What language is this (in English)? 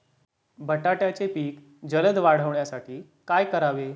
Marathi